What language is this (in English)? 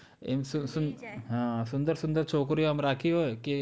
Gujarati